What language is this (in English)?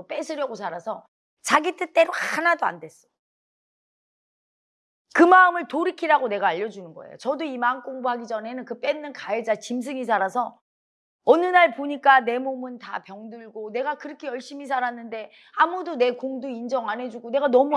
Korean